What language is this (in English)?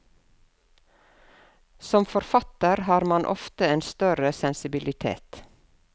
Norwegian